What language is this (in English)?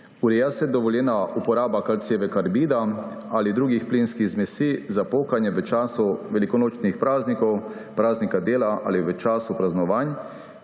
Slovenian